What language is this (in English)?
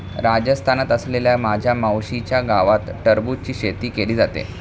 Marathi